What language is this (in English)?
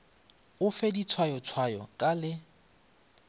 Northern Sotho